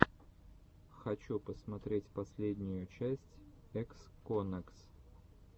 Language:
Russian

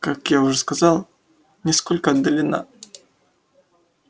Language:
Russian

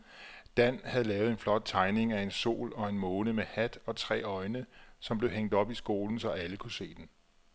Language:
Danish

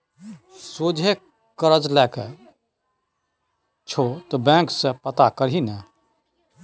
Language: Maithili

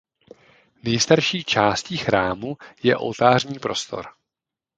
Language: Czech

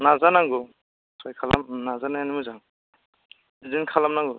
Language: Bodo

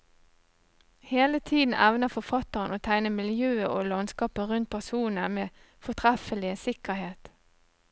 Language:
Norwegian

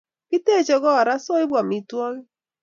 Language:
Kalenjin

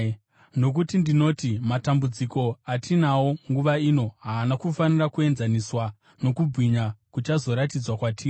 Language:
Shona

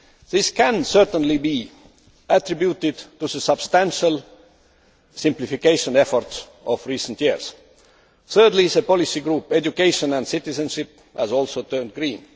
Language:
English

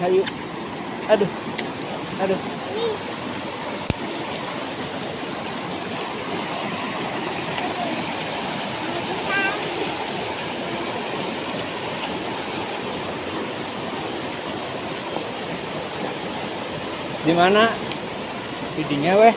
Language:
Indonesian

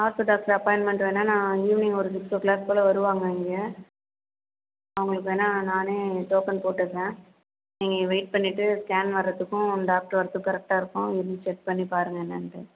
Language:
Tamil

